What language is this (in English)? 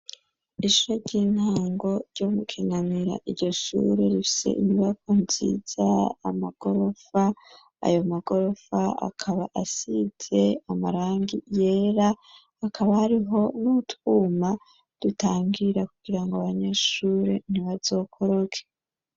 Rundi